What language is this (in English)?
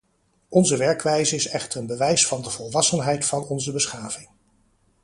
Dutch